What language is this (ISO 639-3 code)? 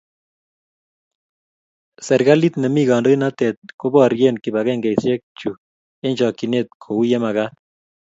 kln